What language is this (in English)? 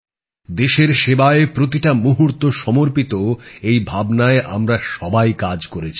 Bangla